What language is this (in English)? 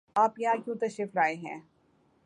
Urdu